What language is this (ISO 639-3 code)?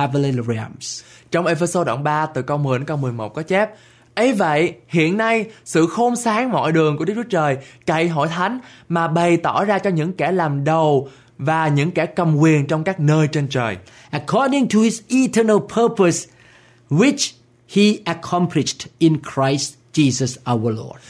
vie